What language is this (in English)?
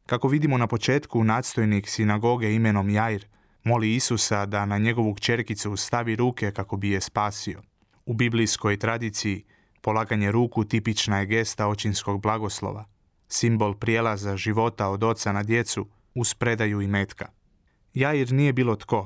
Croatian